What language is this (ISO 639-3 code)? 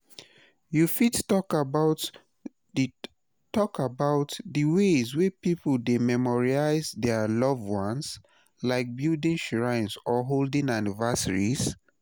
pcm